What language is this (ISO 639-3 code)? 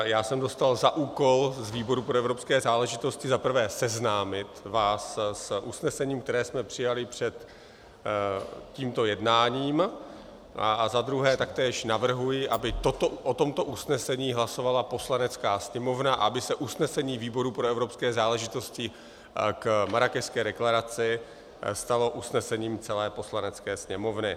ces